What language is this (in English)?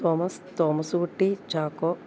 Malayalam